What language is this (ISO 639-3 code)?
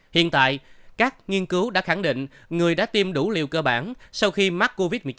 vie